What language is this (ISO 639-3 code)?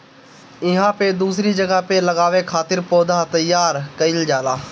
bho